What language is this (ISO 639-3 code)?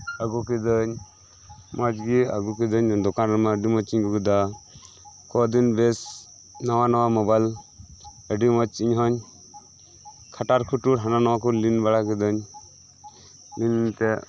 sat